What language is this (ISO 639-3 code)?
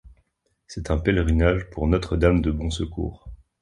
fra